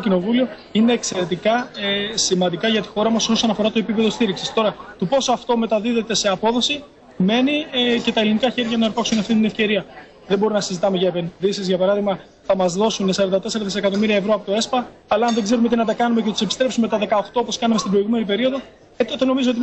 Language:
Greek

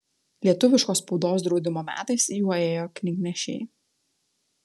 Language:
Lithuanian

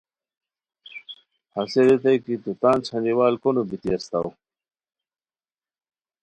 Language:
Khowar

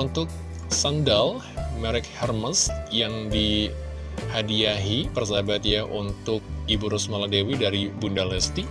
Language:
Indonesian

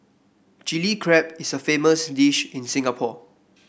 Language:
English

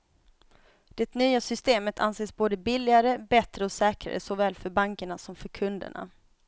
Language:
Swedish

